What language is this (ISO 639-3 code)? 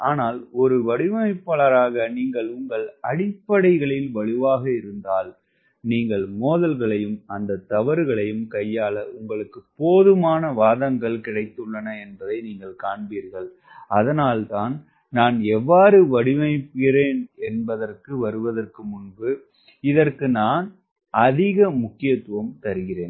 tam